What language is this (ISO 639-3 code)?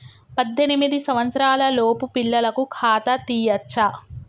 tel